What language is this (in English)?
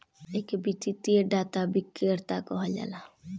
Bhojpuri